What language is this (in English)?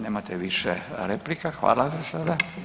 Croatian